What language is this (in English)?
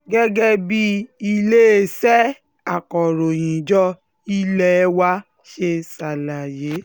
Yoruba